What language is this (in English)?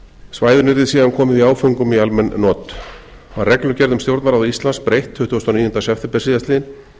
Icelandic